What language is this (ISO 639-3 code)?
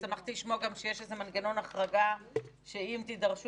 heb